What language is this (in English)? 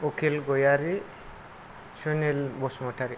Bodo